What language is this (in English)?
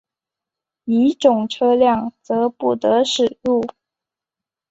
Chinese